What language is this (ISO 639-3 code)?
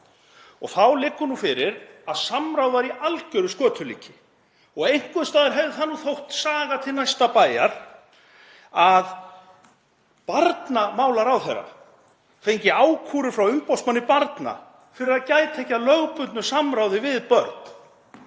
isl